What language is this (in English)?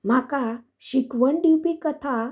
Konkani